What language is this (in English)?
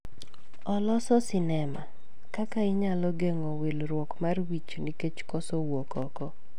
Luo (Kenya and Tanzania)